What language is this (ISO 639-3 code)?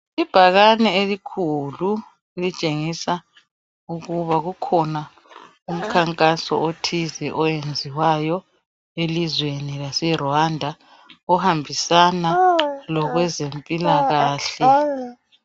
nde